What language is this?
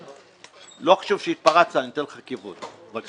Hebrew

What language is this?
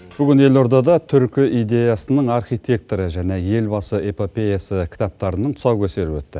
Kazakh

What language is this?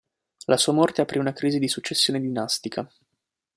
Italian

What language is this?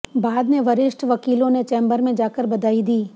Hindi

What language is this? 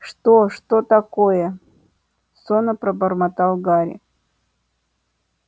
Russian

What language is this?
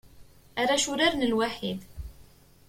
Kabyle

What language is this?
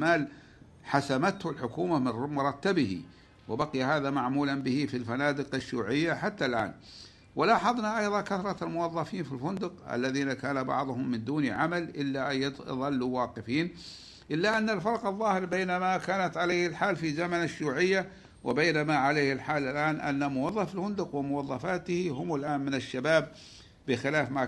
Arabic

